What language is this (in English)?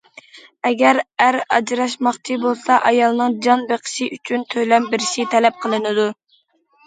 Uyghur